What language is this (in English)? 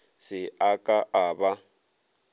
Northern Sotho